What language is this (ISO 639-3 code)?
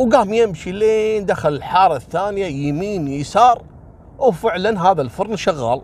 ara